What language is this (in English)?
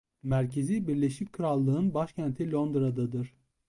Turkish